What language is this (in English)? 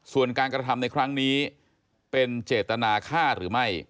Thai